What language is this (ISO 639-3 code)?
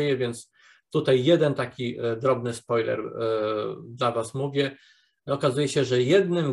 pol